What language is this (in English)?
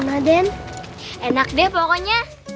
Indonesian